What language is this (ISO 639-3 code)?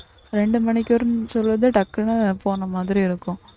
tam